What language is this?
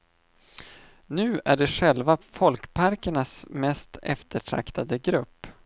Swedish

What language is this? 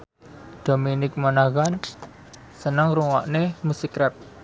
Javanese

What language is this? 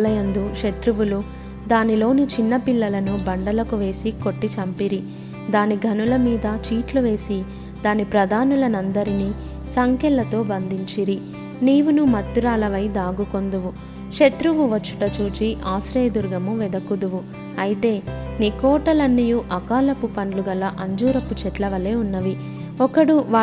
Telugu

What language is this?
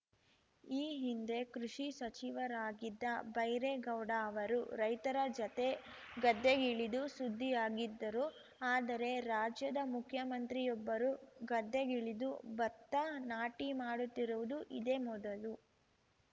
Kannada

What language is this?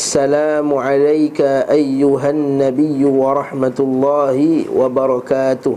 Malay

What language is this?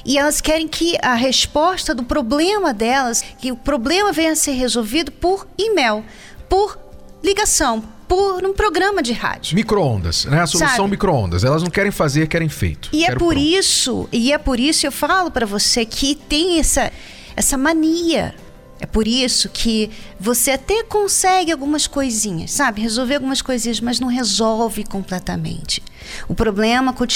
Portuguese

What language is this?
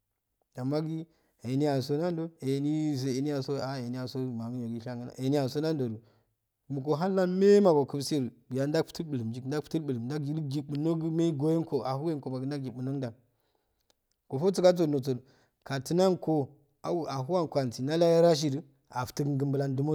Afade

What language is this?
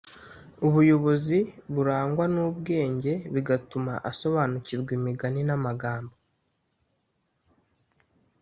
Kinyarwanda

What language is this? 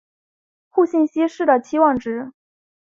Chinese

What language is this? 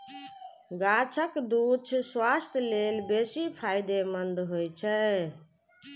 Maithili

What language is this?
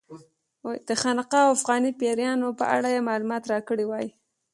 Pashto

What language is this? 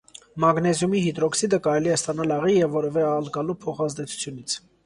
Armenian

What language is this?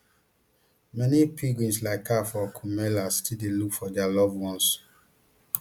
Nigerian Pidgin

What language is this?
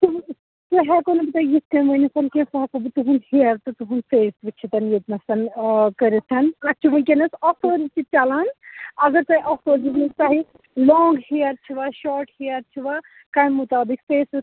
Kashmiri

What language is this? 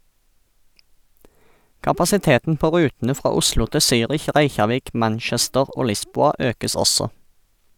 Norwegian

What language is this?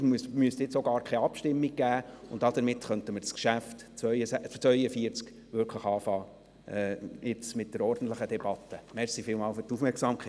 Swiss German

